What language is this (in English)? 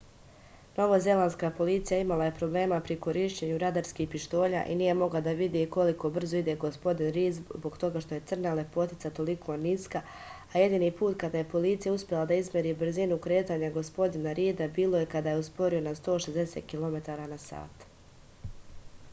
Serbian